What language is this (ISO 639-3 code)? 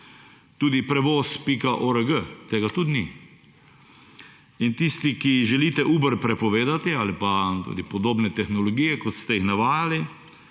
slv